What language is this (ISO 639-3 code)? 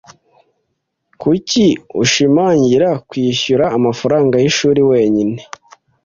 kin